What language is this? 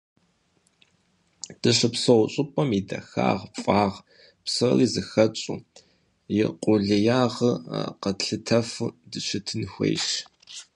Kabardian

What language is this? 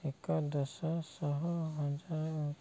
Odia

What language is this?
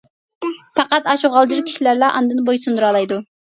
Uyghur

